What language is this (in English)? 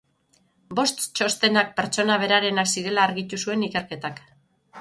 Basque